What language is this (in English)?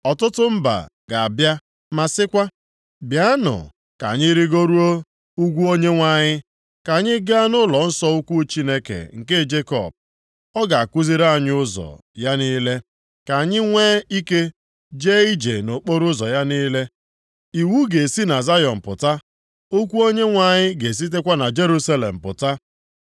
Igbo